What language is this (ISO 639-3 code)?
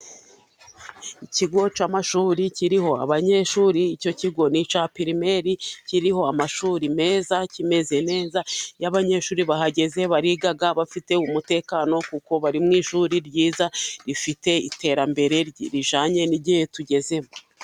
kin